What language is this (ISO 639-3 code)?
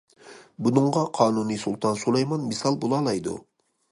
uig